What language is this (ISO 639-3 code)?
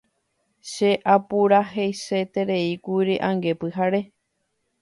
grn